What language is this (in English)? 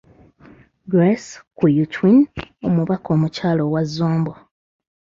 Ganda